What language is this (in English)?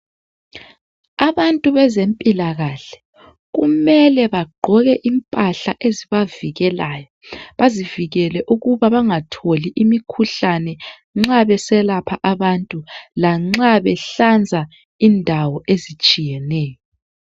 North Ndebele